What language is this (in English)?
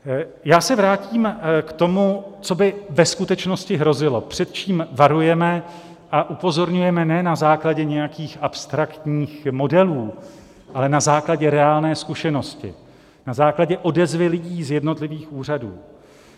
Czech